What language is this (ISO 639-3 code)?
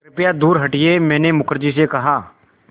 hin